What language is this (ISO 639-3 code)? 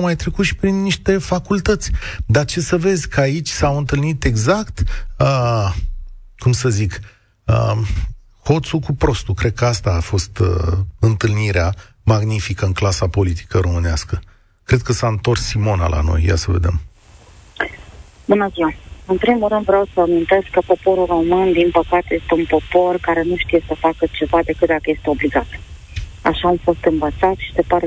ron